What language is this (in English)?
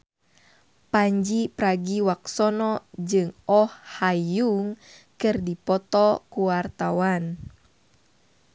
Sundanese